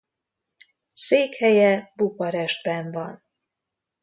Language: Hungarian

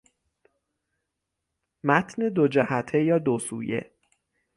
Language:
Persian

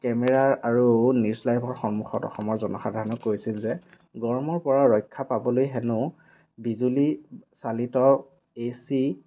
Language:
Assamese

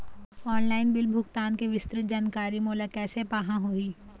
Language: Chhattisgarhi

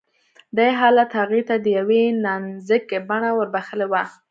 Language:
Pashto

